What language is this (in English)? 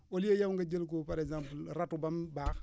Wolof